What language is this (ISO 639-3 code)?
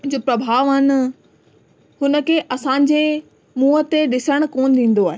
snd